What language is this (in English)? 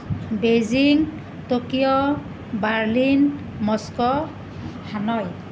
Assamese